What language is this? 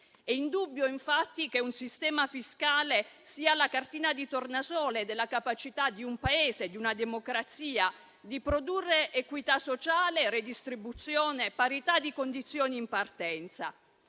Italian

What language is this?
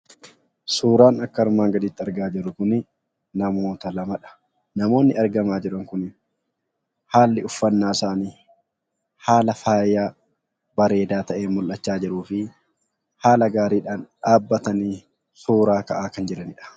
Oromo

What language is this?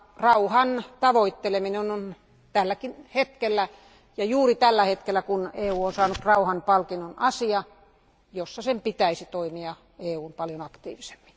Finnish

